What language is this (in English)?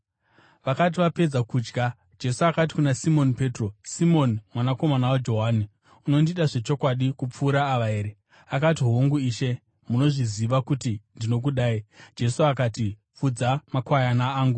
Shona